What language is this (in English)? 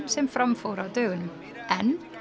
Icelandic